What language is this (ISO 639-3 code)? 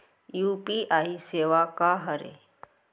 hne